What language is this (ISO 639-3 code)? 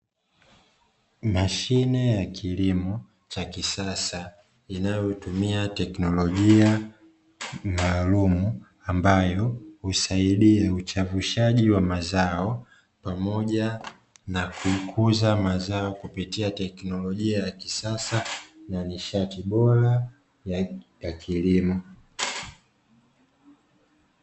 swa